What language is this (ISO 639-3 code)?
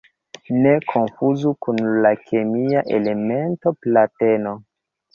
epo